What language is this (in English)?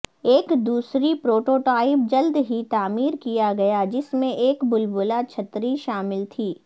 Urdu